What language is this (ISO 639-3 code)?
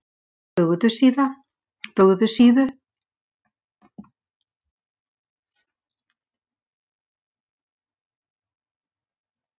isl